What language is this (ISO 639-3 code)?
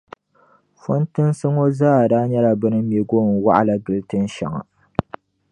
dag